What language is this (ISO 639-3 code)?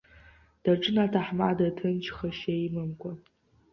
abk